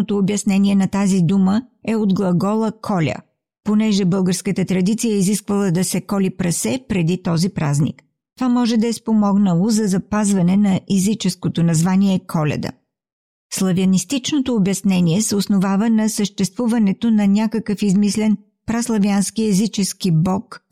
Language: Bulgarian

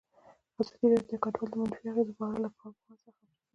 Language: Pashto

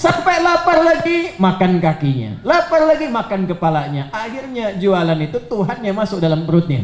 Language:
Indonesian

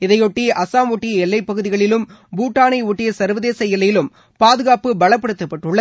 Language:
Tamil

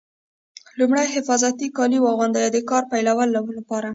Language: Pashto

